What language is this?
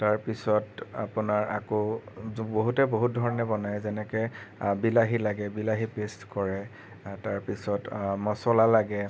Assamese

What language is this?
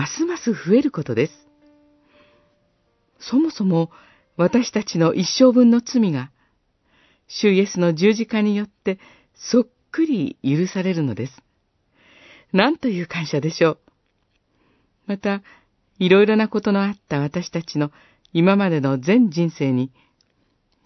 Japanese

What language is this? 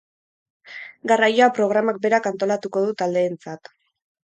Basque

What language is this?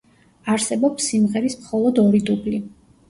Georgian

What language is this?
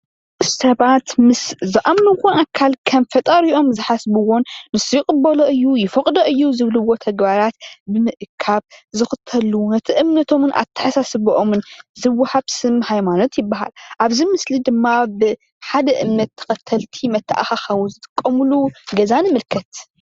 Tigrinya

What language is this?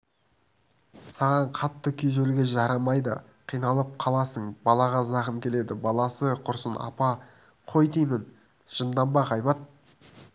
Kazakh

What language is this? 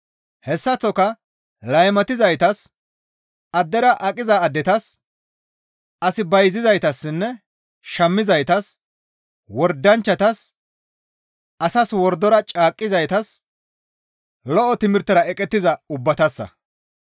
Gamo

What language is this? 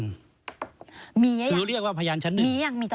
Thai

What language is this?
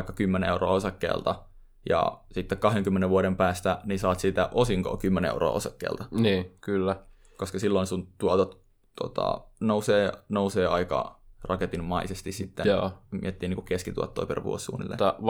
Finnish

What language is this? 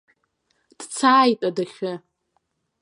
Abkhazian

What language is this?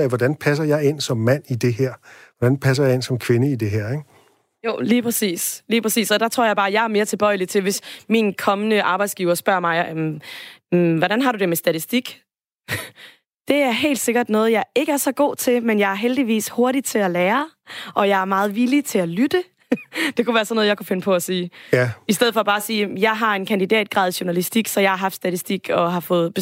Danish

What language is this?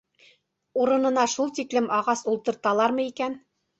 Bashkir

